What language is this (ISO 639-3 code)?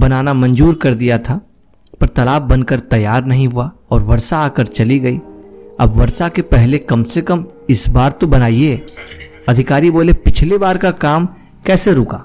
hin